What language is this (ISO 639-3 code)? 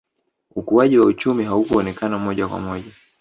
swa